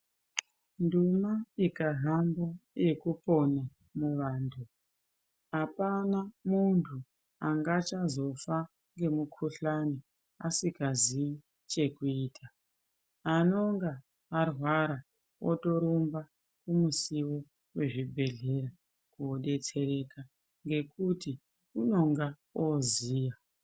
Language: Ndau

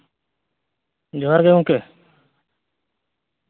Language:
Santali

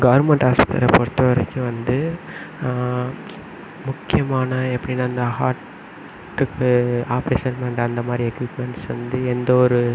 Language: Tamil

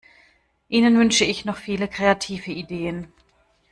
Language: German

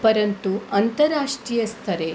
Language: Sanskrit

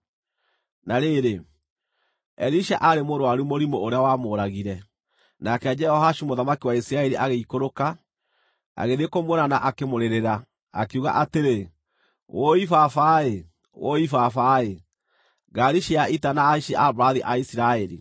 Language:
Kikuyu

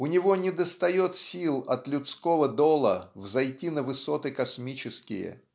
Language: Russian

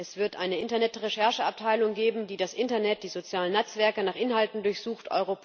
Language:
German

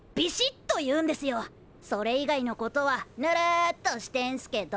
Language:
Japanese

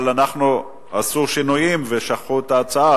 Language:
Hebrew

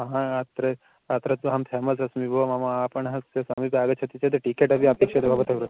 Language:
Sanskrit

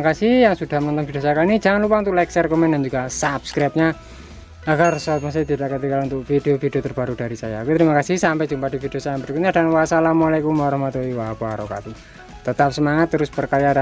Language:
Indonesian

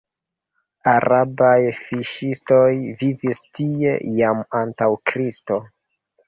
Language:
Esperanto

